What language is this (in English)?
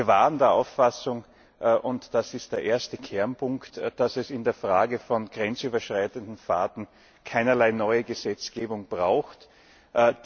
German